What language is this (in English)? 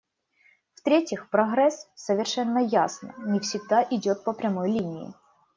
Russian